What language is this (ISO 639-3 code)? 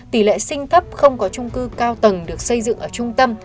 vie